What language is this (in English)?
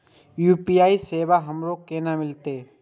Maithili